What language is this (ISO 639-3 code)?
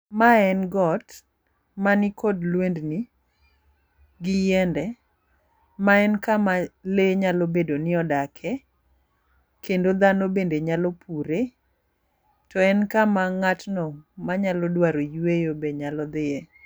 luo